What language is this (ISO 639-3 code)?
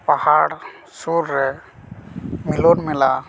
sat